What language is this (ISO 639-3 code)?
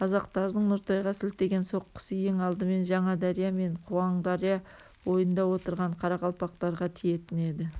kaz